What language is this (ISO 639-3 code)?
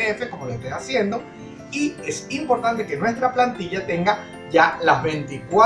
spa